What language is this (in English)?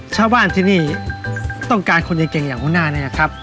Thai